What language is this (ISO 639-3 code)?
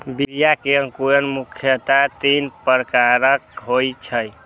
mai